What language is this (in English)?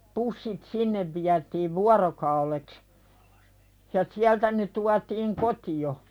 Finnish